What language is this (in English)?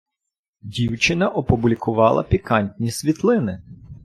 Ukrainian